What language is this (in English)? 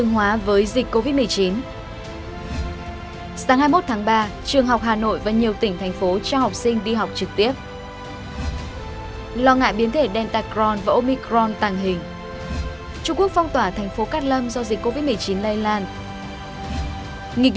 Vietnamese